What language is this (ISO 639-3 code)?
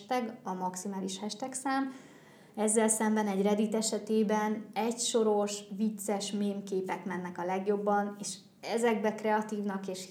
hun